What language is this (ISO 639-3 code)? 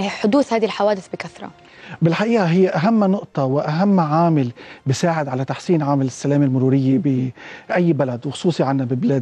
ara